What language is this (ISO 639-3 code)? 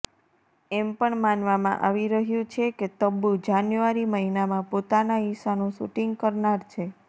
guj